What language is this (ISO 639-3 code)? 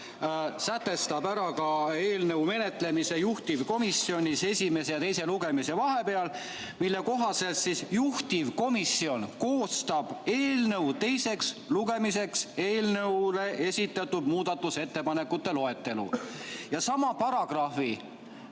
est